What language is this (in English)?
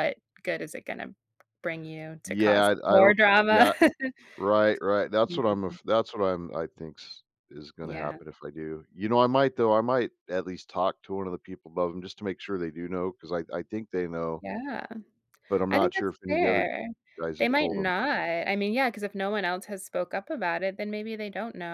English